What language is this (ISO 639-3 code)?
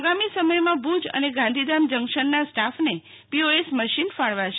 guj